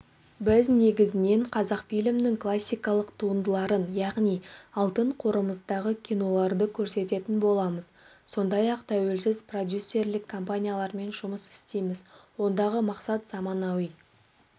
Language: Kazakh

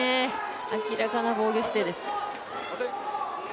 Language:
Japanese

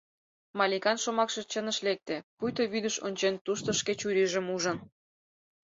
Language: Mari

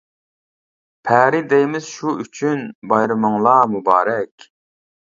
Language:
Uyghur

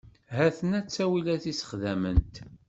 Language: Kabyle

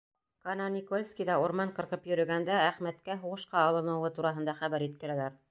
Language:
Bashkir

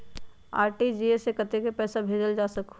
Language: Magahi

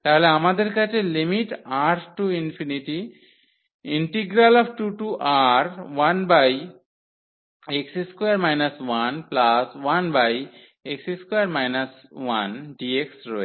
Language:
Bangla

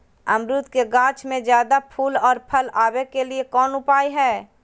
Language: Magahi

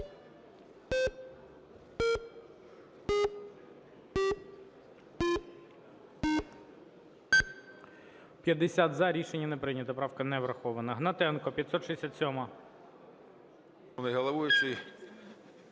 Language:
Ukrainian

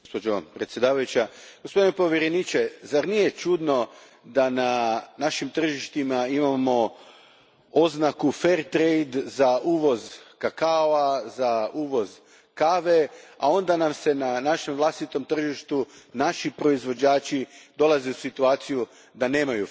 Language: Croatian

